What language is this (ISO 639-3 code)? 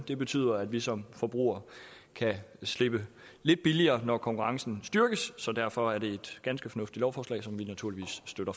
dan